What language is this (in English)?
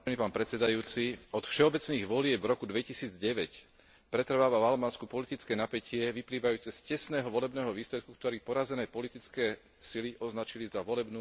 Slovak